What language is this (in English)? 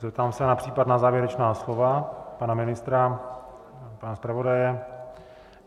Czech